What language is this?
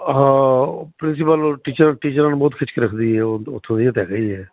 Punjabi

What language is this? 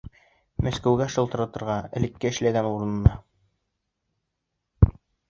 Bashkir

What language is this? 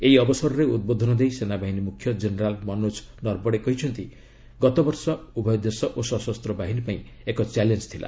Odia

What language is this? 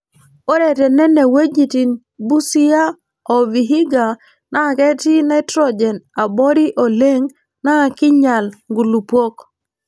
Masai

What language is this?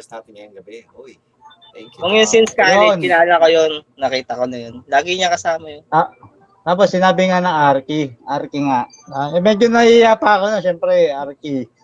Filipino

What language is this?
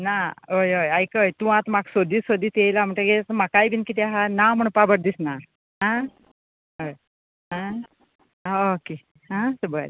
Konkani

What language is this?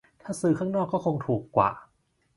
Thai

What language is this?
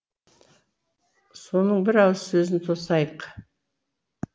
Kazakh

